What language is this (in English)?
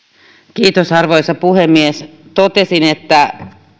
Finnish